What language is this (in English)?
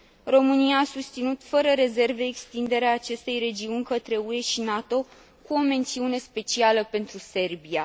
Romanian